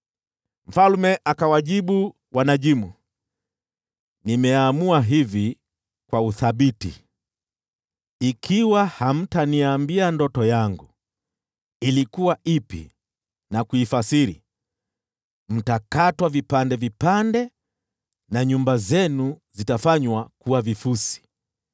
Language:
Swahili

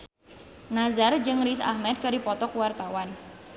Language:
Sundanese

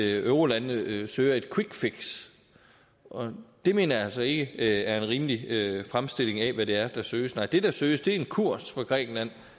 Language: Danish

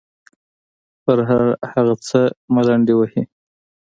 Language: Pashto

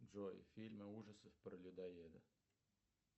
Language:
Russian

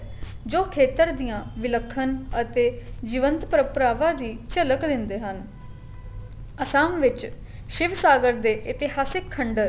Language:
Punjabi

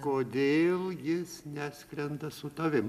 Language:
Lithuanian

